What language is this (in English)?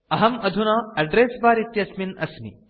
Sanskrit